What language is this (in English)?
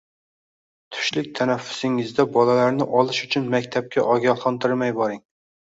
Uzbek